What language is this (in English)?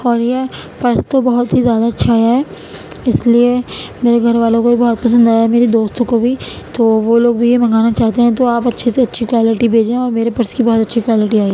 Urdu